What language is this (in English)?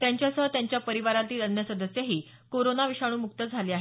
Marathi